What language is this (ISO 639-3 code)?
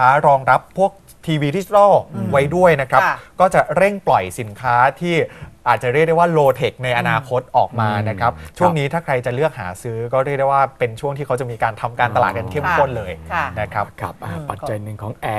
tha